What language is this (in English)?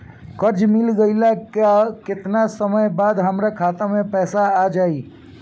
Bhojpuri